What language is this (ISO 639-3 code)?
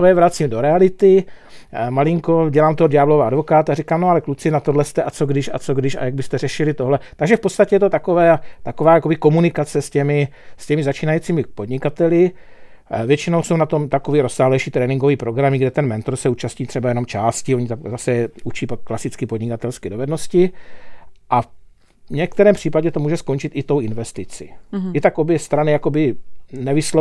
ces